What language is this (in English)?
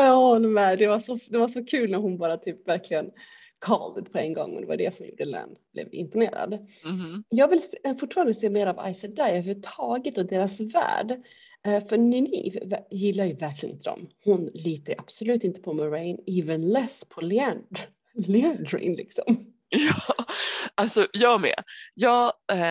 Swedish